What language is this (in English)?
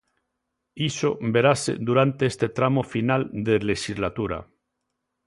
Galician